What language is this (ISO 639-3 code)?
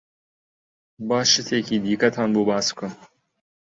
ckb